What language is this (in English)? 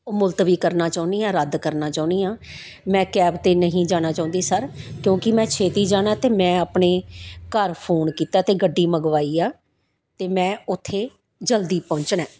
Punjabi